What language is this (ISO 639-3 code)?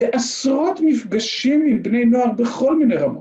heb